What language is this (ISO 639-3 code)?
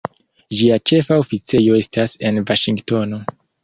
epo